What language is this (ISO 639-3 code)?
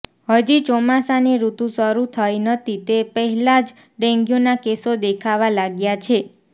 guj